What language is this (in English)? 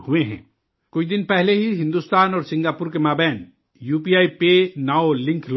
Urdu